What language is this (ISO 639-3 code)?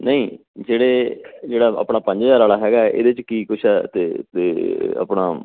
pan